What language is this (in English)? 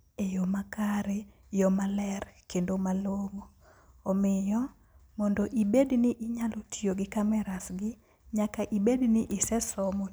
Luo (Kenya and Tanzania)